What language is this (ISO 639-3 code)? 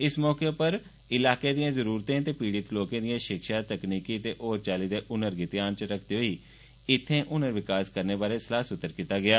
doi